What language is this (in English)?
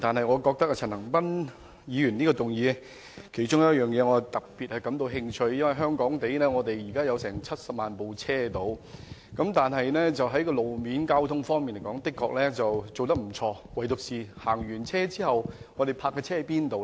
Cantonese